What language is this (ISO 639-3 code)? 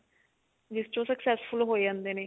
pan